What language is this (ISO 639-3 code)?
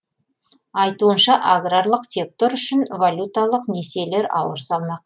kaz